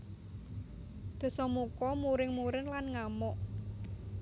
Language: Javanese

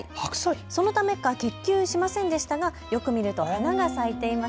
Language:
Japanese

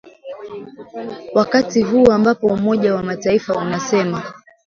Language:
Swahili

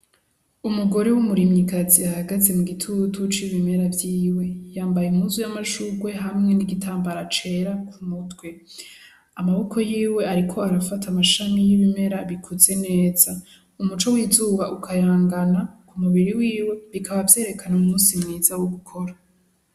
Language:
Rundi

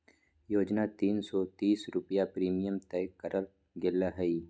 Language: Magahi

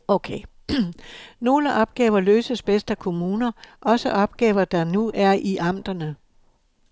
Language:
Danish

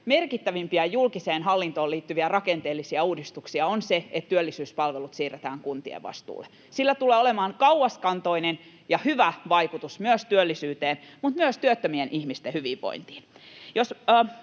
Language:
Finnish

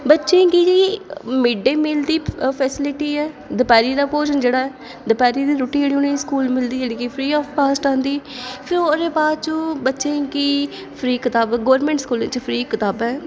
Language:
Dogri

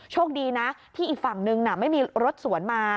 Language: Thai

